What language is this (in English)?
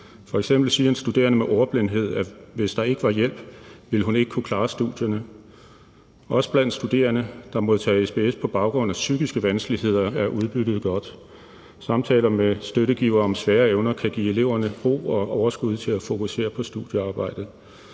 Danish